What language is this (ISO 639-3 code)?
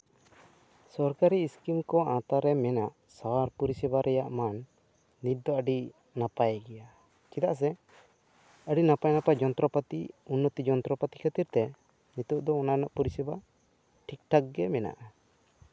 sat